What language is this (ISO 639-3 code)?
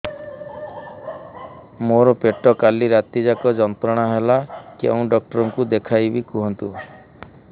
ori